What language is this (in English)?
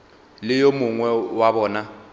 Northern Sotho